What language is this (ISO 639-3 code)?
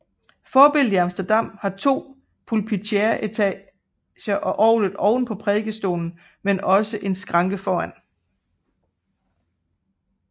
dan